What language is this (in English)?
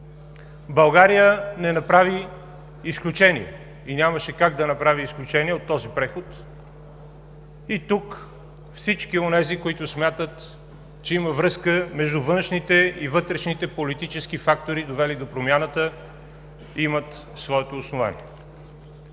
Bulgarian